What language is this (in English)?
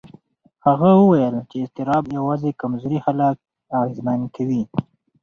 Pashto